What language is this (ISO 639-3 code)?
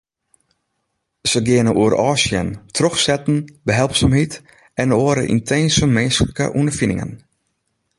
fry